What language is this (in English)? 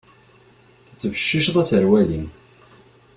Kabyle